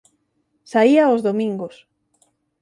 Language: Galician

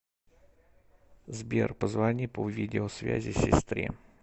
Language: Russian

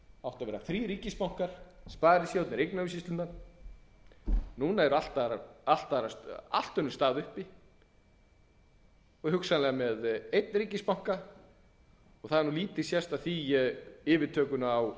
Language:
Icelandic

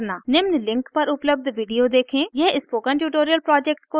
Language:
Hindi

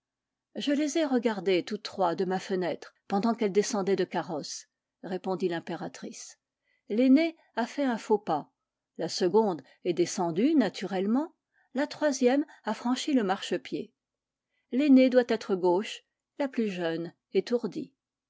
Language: French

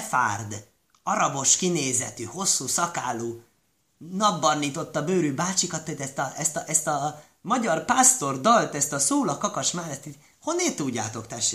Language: Hungarian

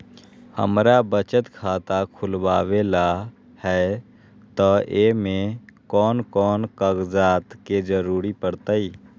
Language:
Magahi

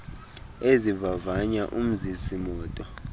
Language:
Xhosa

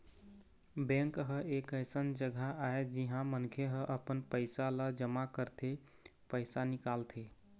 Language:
Chhattisgarhi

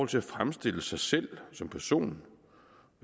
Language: Danish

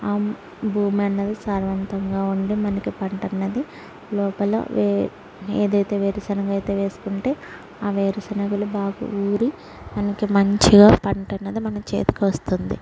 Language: Telugu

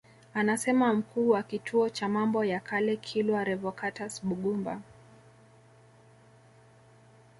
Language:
Swahili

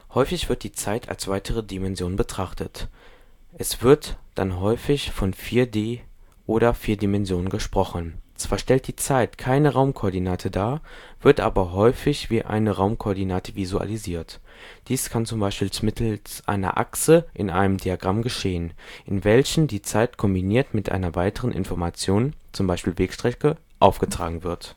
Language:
German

